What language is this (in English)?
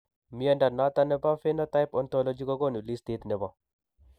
Kalenjin